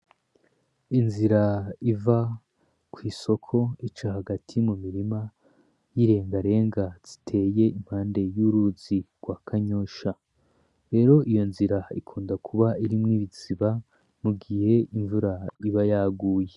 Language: Rundi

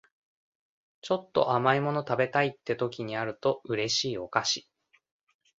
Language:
Japanese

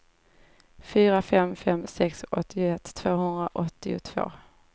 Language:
Swedish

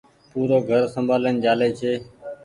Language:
Goaria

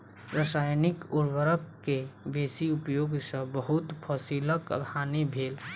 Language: Maithili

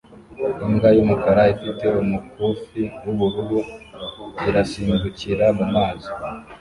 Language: Kinyarwanda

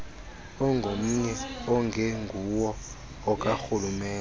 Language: Xhosa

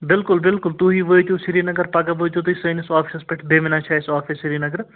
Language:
Kashmiri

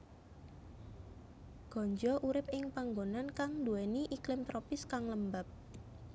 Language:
Javanese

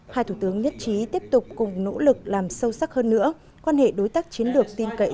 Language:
Vietnamese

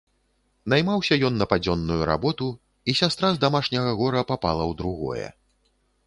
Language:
Belarusian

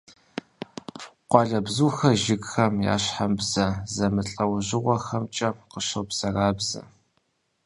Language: Kabardian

